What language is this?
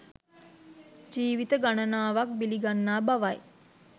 Sinhala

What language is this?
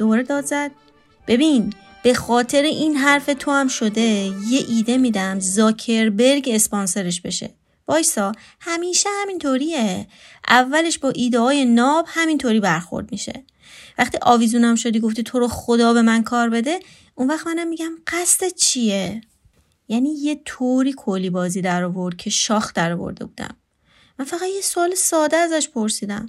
Persian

